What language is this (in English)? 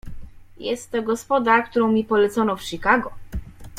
Polish